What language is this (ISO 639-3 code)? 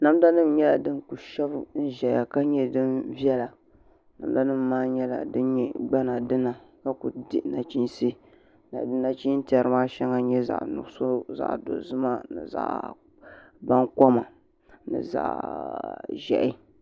dag